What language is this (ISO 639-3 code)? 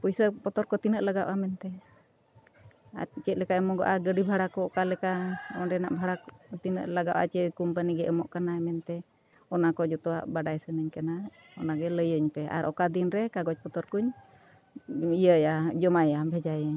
sat